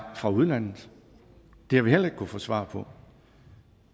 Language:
Danish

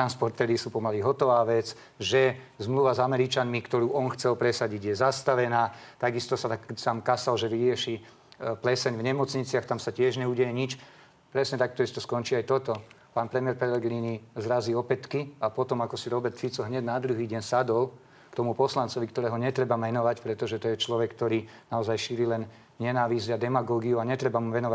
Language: Slovak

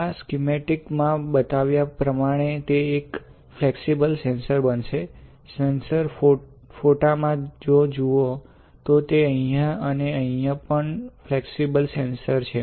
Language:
Gujarati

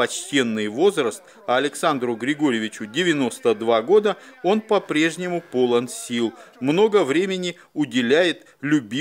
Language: Russian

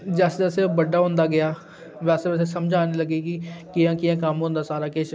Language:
Dogri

